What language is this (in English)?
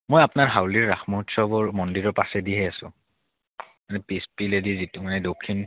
Assamese